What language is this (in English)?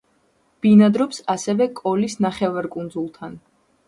Georgian